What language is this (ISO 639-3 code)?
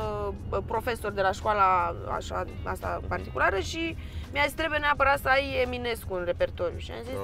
ron